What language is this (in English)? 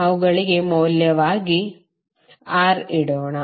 Kannada